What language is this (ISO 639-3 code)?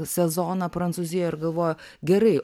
lit